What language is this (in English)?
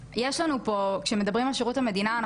Hebrew